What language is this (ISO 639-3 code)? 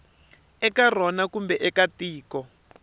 tso